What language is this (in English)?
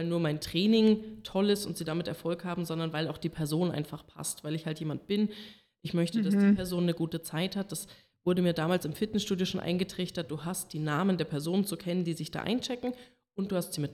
German